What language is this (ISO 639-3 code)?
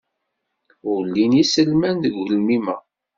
kab